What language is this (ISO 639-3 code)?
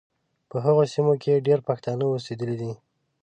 pus